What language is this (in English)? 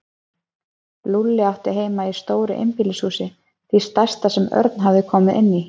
Icelandic